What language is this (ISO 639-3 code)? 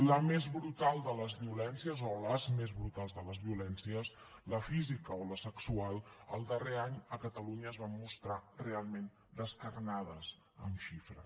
cat